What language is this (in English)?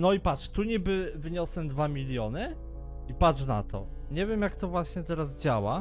Polish